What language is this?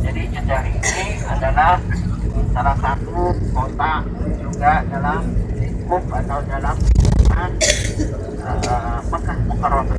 Indonesian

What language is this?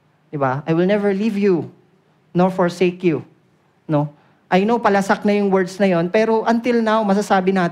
Filipino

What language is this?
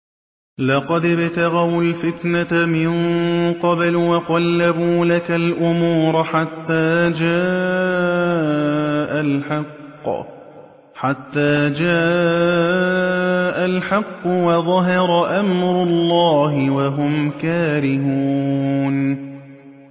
Arabic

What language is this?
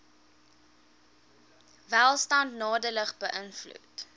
Afrikaans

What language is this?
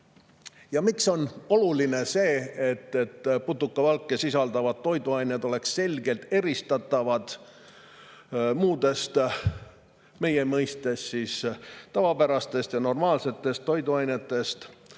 Estonian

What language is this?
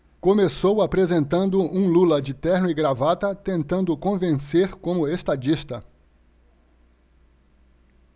Portuguese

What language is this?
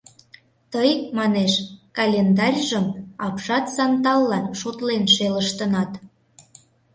Mari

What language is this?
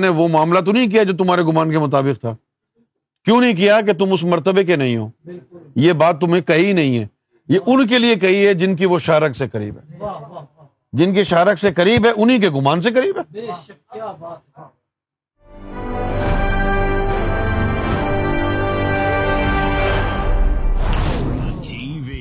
Urdu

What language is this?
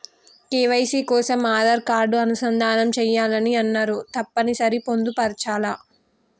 Telugu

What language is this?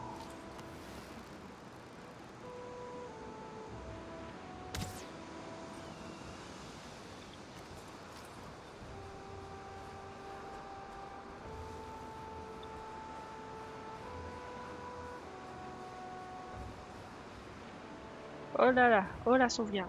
French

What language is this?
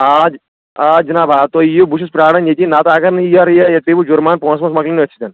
Kashmiri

